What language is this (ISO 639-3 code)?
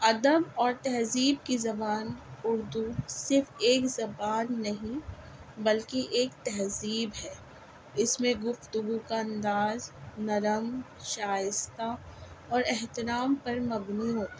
urd